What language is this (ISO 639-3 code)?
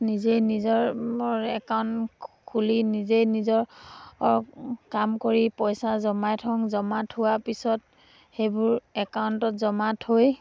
asm